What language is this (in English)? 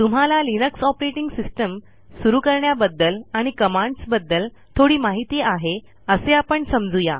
Marathi